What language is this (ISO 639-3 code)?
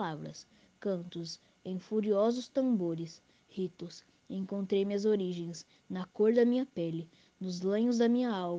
por